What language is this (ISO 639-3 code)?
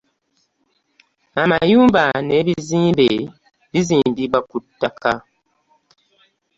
lug